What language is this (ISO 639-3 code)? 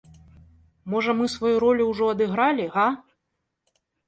bel